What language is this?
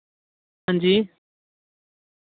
Dogri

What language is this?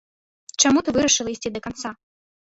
Belarusian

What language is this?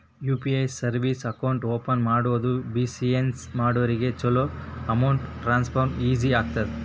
Kannada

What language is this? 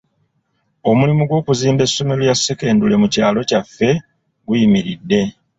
Ganda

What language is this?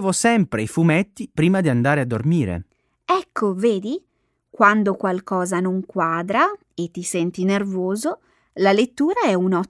Italian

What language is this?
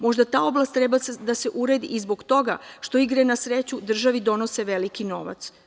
Serbian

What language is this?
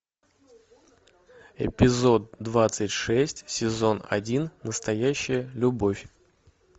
Russian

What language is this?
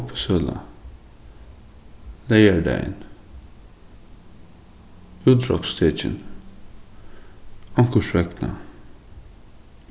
Faroese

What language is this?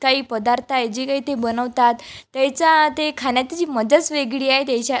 Marathi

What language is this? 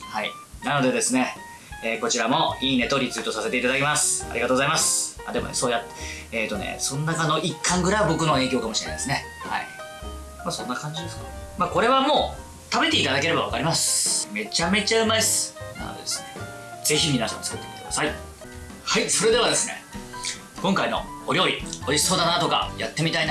Japanese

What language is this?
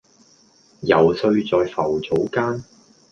Cantonese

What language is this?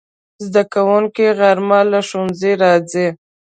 Pashto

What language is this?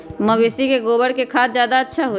Magahi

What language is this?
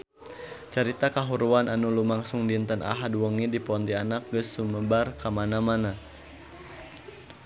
Sundanese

